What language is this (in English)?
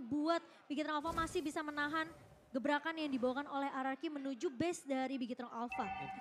Indonesian